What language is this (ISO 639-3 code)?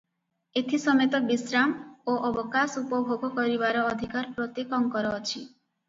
ori